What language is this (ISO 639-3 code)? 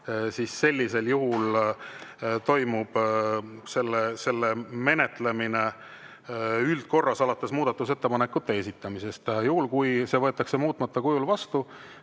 est